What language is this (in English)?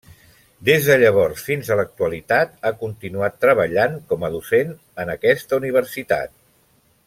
Catalan